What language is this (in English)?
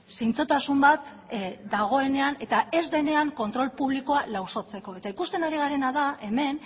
Basque